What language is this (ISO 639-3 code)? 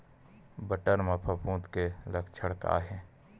hne